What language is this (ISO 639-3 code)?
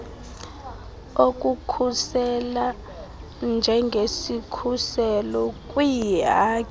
xho